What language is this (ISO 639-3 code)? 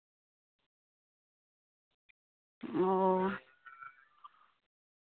sat